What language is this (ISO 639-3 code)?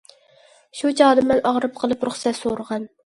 uig